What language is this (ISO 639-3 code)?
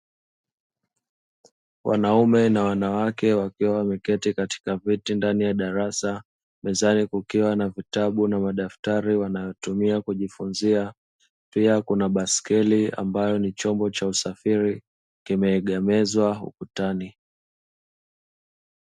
swa